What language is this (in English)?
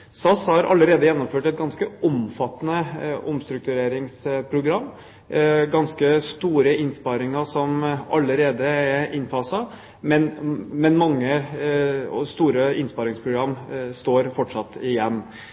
Norwegian Bokmål